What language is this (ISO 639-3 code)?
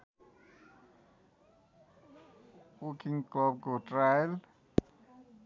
nep